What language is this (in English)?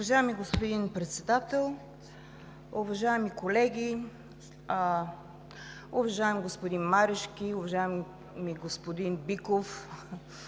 Bulgarian